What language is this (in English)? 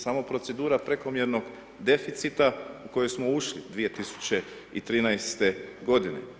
Croatian